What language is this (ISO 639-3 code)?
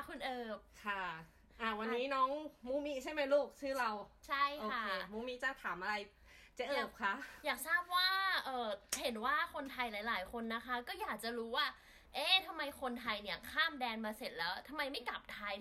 tha